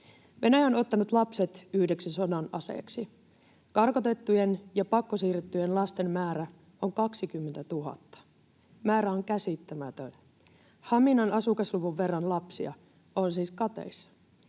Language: Finnish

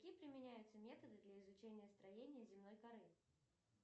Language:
Russian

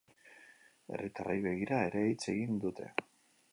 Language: Basque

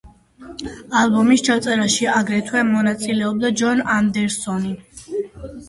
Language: Georgian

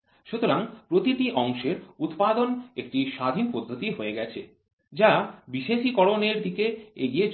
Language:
Bangla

